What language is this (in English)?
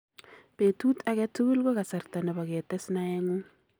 Kalenjin